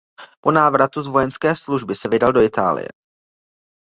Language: Czech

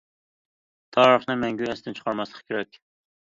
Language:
Uyghur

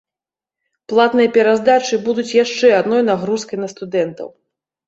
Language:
Belarusian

